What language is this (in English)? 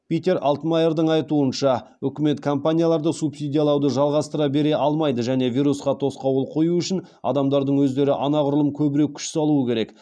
Kazakh